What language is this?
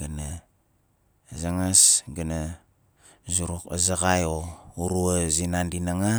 Nalik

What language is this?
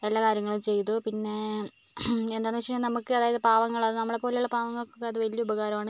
Malayalam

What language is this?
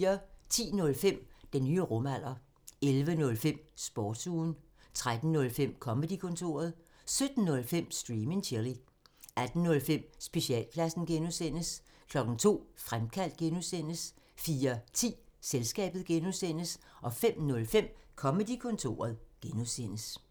Danish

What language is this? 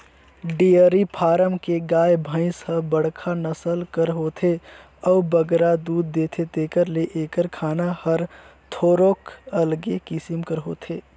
Chhattisgarhi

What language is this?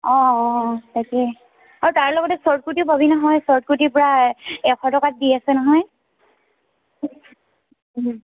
Assamese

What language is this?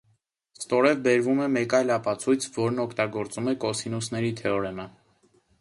Armenian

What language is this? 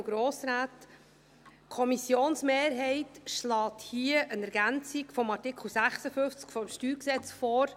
Swiss German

